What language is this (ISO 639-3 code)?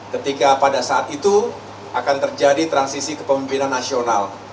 ind